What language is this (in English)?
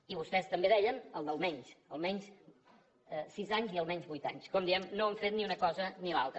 Catalan